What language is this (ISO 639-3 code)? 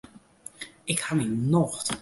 fry